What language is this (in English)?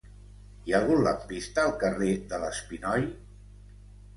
Catalan